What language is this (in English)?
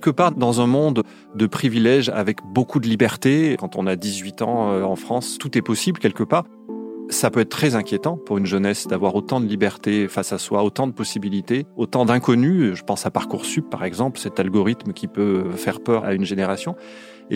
French